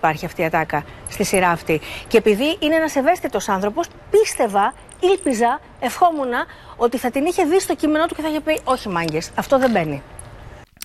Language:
Greek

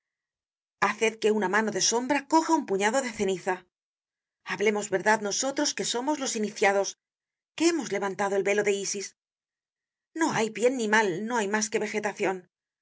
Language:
Spanish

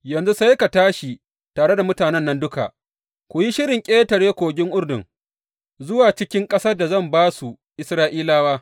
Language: Hausa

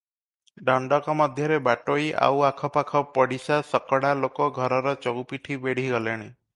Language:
Odia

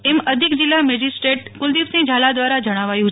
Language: Gujarati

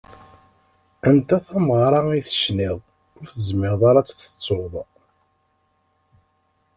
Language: Kabyle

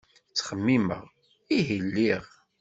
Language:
Kabyle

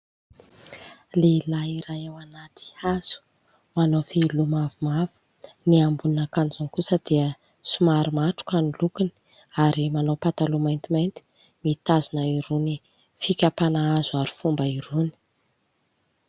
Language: Malagasy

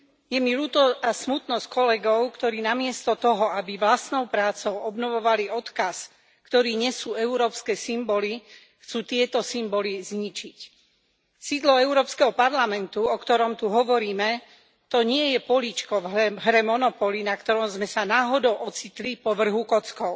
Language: Slovak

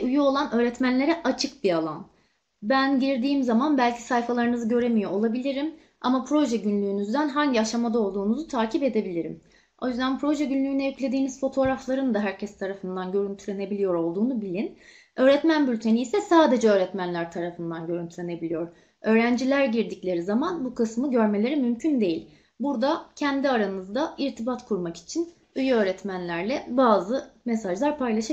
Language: Turkish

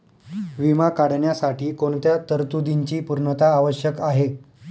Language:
Marathi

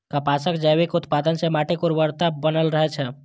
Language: Maithili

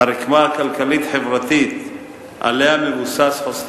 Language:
Hebrew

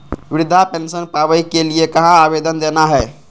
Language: Magahi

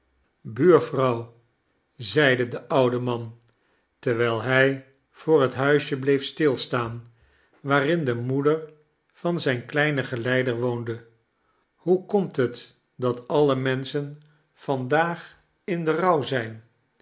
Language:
Dutch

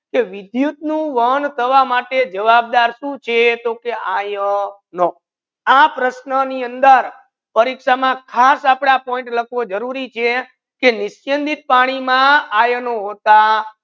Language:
Gujarati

